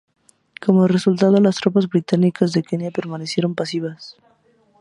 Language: Spanish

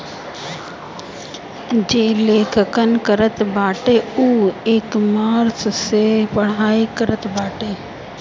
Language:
Bhojpuri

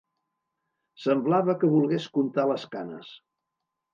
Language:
Catalan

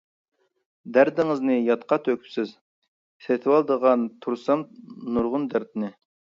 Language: Uyghur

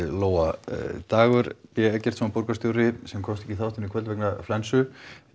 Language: Icelandic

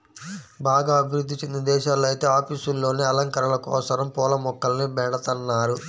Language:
Telugu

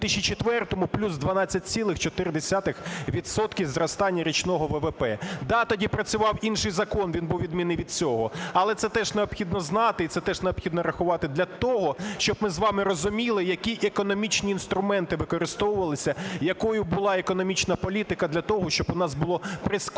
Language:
Ukrainian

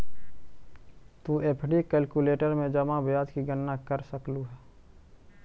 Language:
Magahi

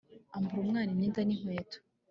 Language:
Kinyarwanda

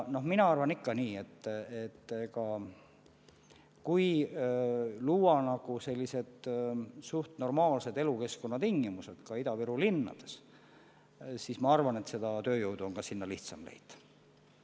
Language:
Estonian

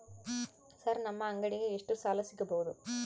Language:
Kannada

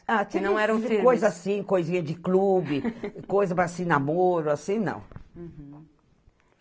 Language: Portuguese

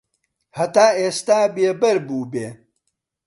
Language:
Central Kurdish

